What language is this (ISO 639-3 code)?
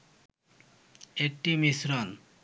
ben